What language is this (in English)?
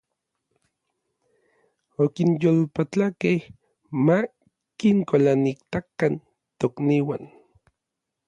Orizaba Nahuatl